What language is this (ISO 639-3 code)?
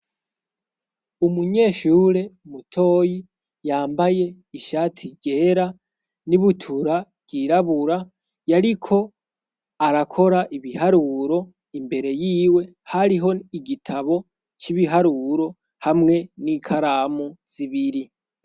run